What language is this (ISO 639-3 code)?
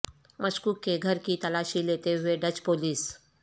urd